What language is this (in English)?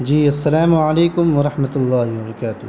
Urdu